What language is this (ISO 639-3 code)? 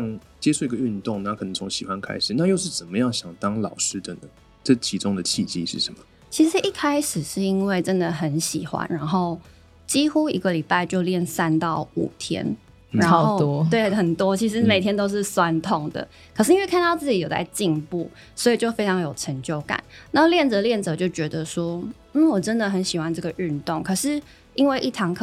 zho